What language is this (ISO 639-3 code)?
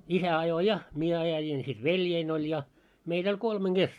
fin